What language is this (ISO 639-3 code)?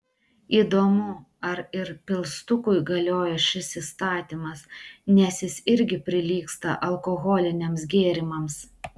lit